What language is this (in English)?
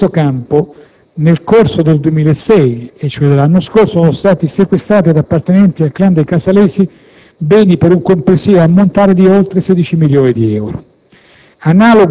Italian